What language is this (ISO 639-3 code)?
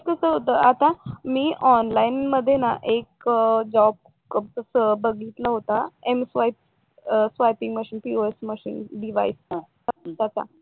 mar